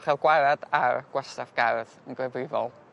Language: Welsh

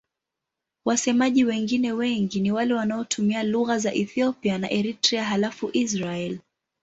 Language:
Swahili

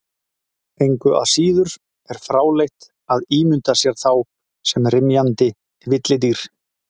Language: Icelandic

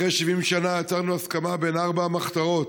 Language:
Hebrew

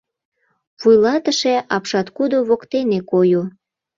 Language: Mari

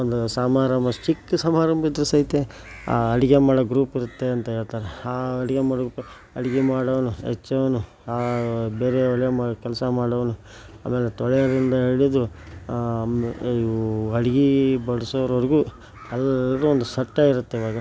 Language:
Kannada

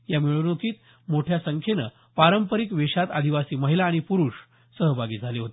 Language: Marathi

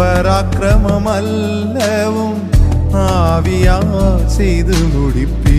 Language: Urdu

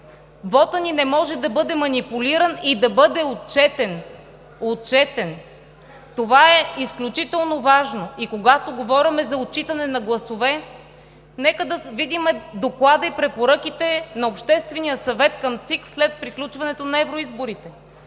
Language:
Bulgarian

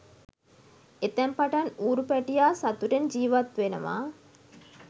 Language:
Sinhala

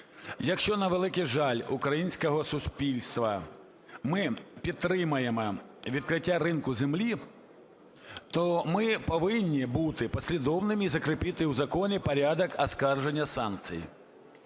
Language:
Ukrainian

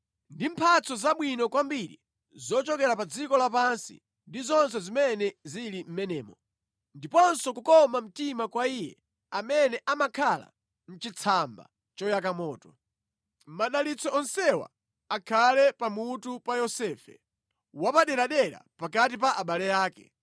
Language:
Nyanja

